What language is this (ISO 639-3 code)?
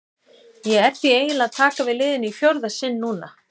isl